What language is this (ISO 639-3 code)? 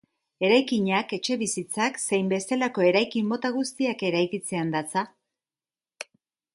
eus